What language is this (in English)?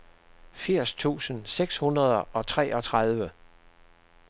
Danish